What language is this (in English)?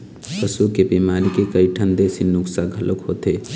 Chhattisgarhi